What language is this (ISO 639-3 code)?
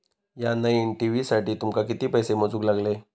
mar